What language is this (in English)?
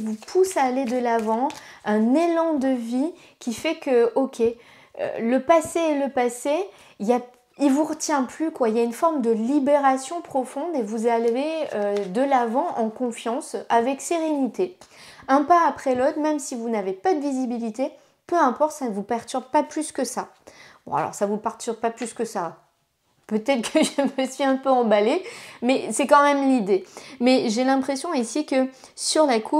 French